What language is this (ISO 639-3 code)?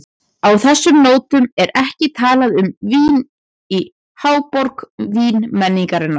isl